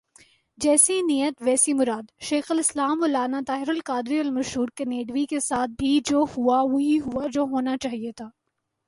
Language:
Urdu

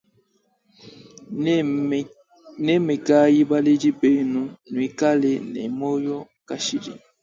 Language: Luba-Lulua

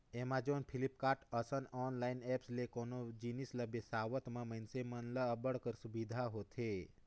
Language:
Chhattisgarhi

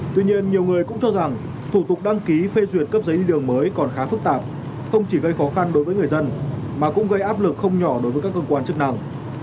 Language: Vietnamese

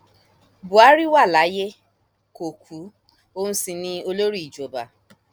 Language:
Yoruba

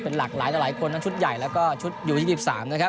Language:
Thai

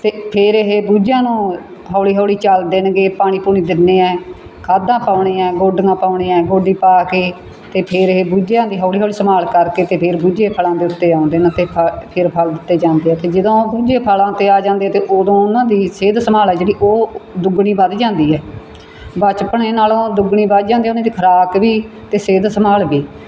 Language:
Punjabi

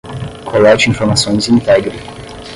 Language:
Portuguese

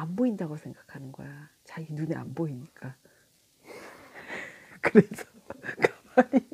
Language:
Korean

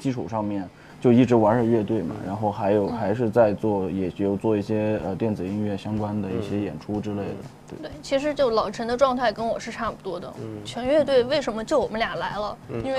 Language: Chinese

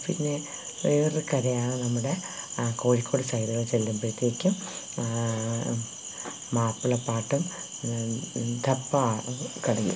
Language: Malayalam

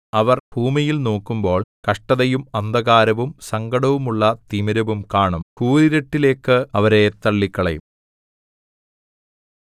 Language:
Malayalam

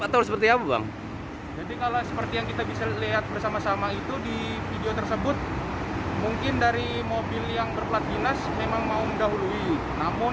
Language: Indonesian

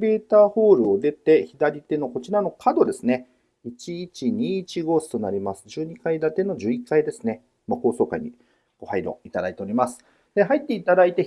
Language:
Japanese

